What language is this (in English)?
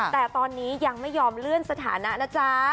Thai